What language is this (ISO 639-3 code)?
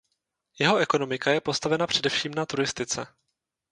ces